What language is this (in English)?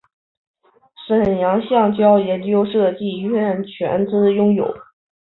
Chinese